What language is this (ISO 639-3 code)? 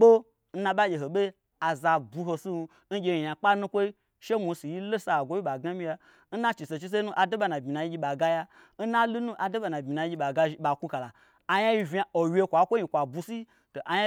gbr